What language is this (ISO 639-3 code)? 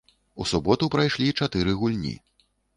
bel